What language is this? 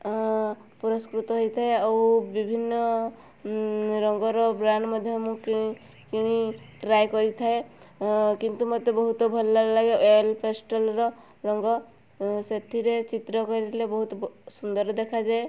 Odia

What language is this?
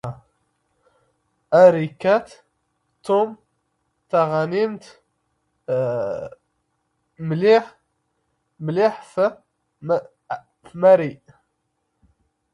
Standard Moroccan Tamazight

